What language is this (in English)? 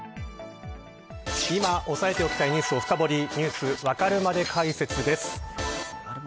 Japanese